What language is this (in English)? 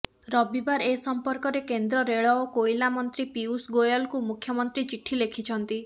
Odia